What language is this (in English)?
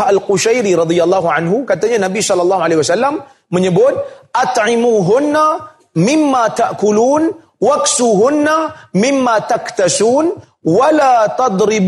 Malay